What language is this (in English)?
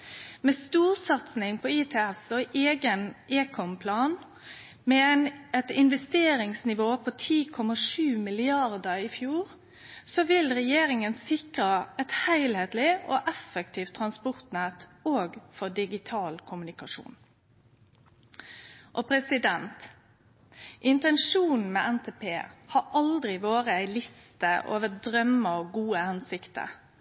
Norwegian Nynorsk